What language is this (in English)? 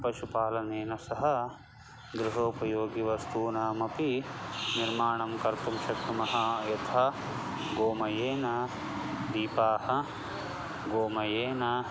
Sanskrit